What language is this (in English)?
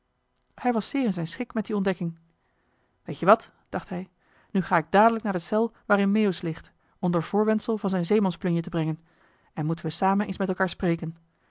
Dutch